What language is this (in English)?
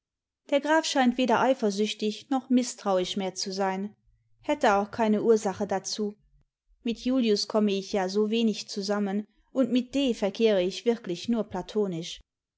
German